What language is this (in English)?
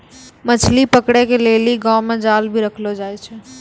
Maithili